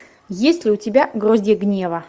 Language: Russian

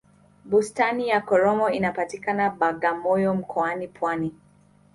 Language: Swahili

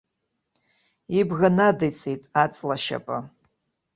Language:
Abkhazian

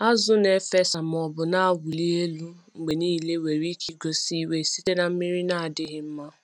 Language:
Igbo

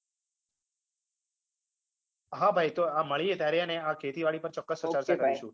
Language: Gujarati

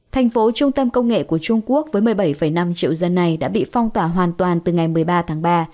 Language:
Vietnamese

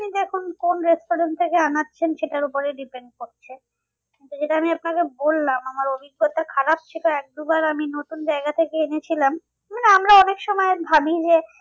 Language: Bangla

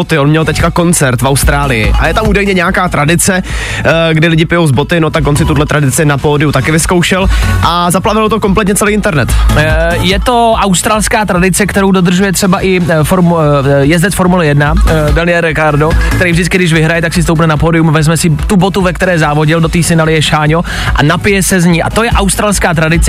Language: Czech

